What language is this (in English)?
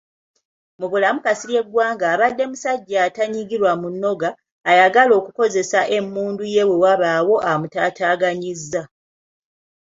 Ganda